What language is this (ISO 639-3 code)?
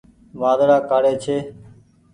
gig